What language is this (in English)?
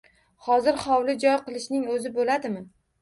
Uzbek